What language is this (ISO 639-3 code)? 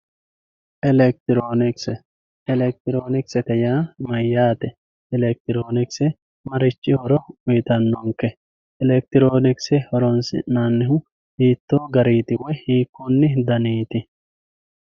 sid